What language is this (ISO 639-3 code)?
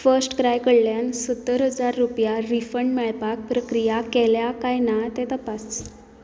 kok